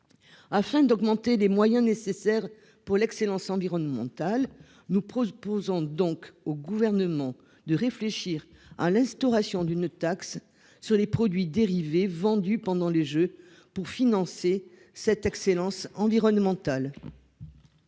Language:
French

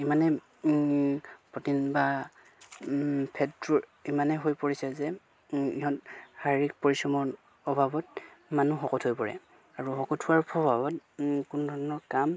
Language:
Assamese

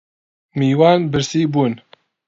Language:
Central Kurdish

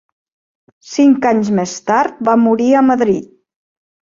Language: Catalan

